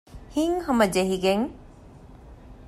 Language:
Divehi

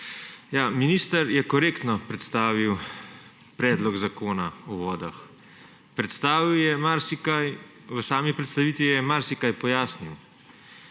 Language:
Slovenian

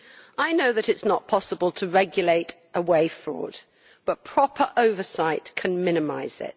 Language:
English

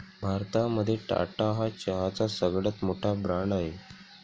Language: Marathi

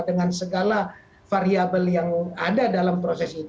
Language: Indonesian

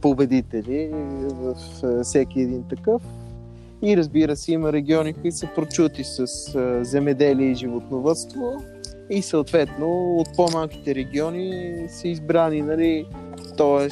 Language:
Bulgarian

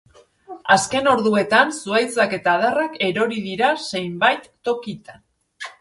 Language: Basque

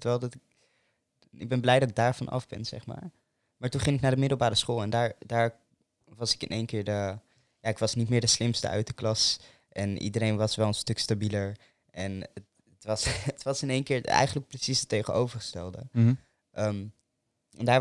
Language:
Dutch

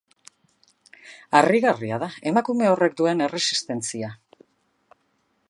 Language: Basque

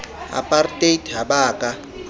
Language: Southern Sotho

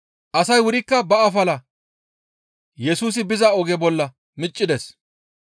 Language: Gamo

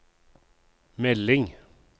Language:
Norwegian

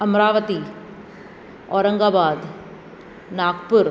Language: Sindhi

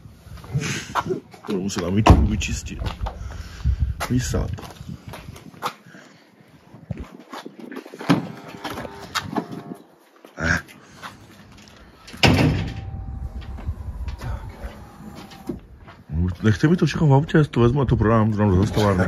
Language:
Czech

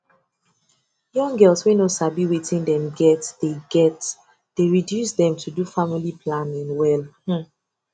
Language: Nigerian Pidgin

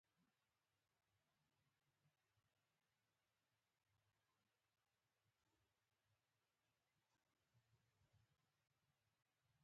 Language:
Pashto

